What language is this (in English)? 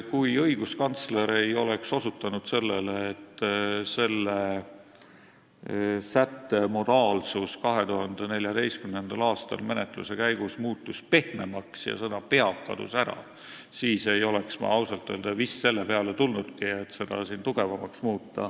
Estonian